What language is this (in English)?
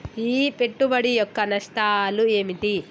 Telugu